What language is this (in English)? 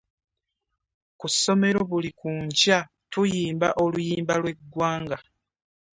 Ganda